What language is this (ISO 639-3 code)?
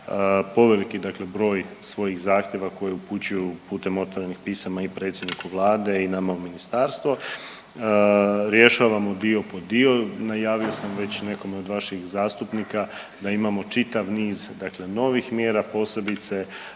hrv